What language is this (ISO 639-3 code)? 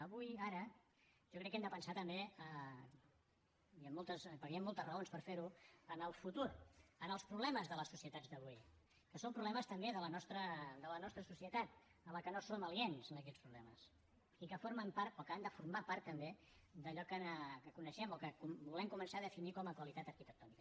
cat